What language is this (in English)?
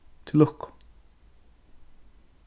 Faroese